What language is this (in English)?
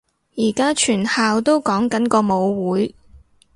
Cantonese